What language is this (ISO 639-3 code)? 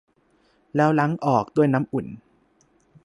tha